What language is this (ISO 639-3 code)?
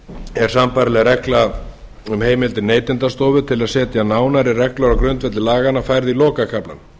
isl